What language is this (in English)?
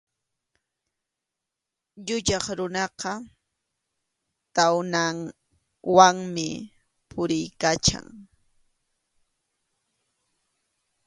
Arequipa-La Unión Quechua